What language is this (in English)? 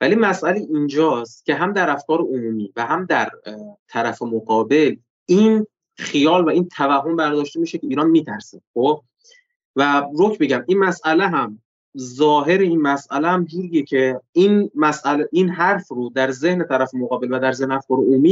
Persian